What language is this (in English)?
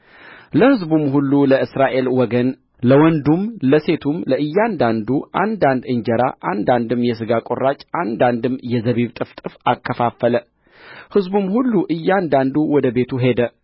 Amharic